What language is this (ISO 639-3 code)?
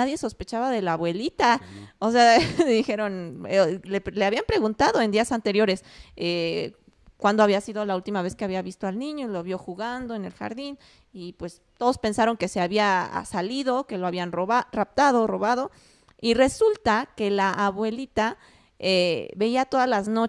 spa